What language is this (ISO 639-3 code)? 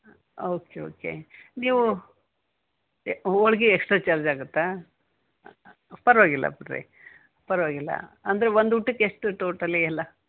kan